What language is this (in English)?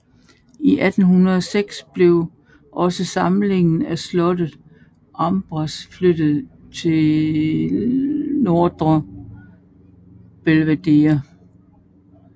Danish